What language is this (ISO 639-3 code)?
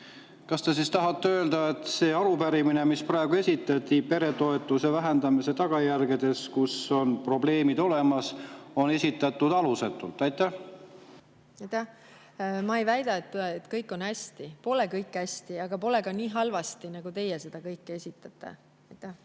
est